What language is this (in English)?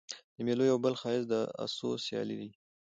Pashto